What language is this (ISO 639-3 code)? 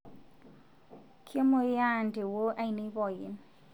mas